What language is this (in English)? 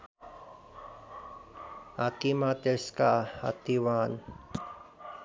Nepali